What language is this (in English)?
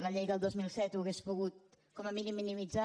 Catalan